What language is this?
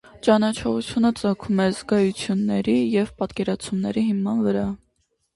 Armenian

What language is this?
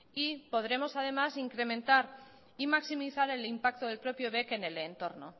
Spanish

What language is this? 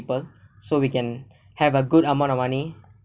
English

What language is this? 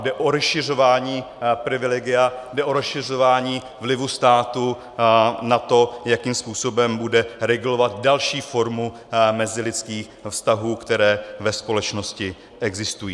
Czech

